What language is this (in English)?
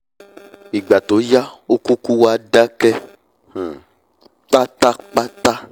Yoruba